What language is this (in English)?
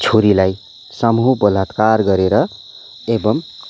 Nepali